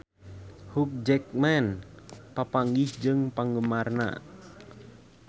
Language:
Sundanese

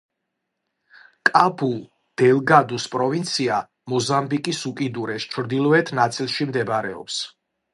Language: Georgian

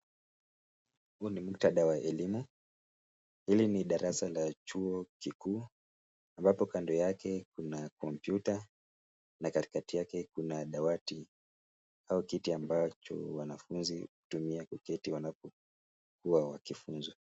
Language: Swahili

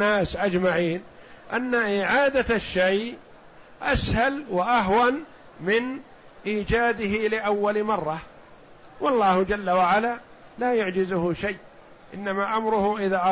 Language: Arabic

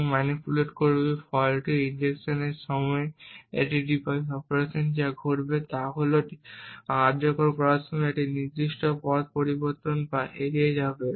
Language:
Bangla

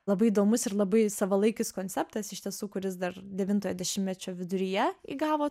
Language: Lithuanian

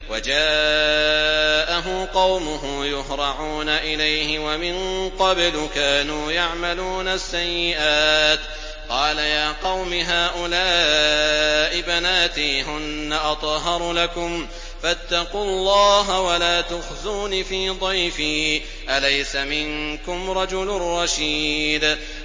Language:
Arabic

